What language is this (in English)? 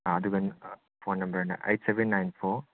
Manipuri